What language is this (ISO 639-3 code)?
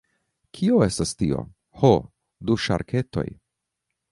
epo